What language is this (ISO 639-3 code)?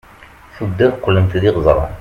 kab